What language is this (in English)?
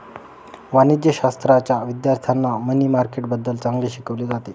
Marathi